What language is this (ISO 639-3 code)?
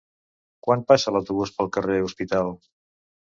cat